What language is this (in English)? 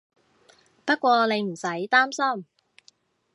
Cantonese